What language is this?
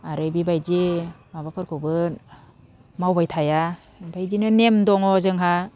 Bodo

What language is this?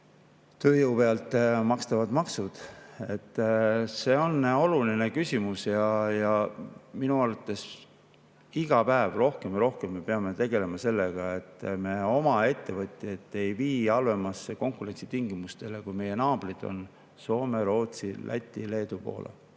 Estonian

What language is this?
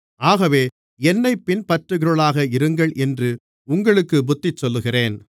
Tamil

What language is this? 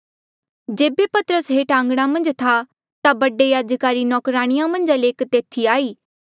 Mandeali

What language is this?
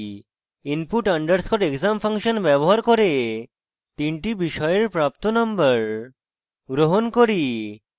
Bangla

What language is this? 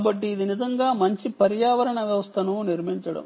Telugu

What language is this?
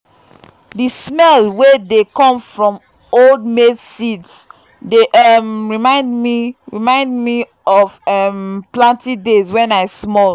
Nigerian Pidgin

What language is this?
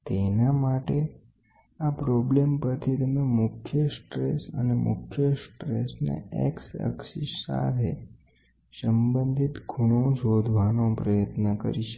Gujarati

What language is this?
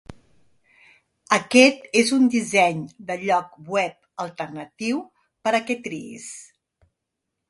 Catalan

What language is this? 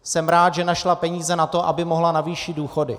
Czech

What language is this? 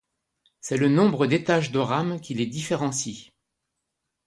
French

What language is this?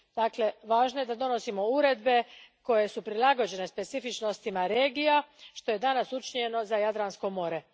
Croatian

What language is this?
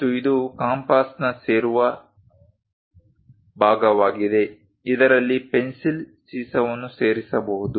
Kannada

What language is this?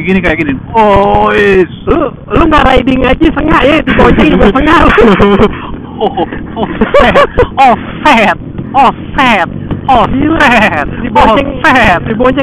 Indonesian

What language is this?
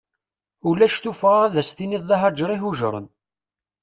Kabyle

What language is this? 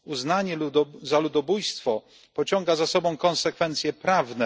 Polish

